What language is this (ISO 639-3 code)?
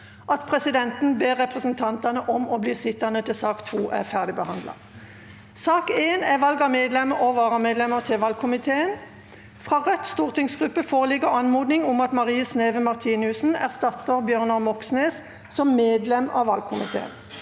nor